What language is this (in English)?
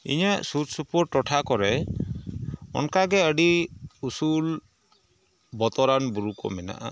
Santali